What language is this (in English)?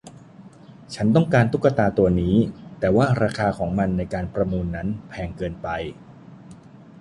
Thai